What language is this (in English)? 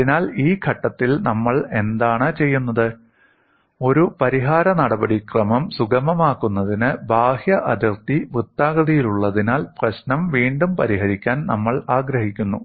Malayalam